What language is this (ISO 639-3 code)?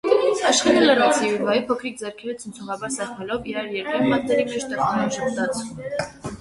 hye